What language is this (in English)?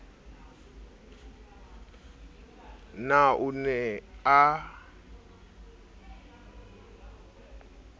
Southern Sotho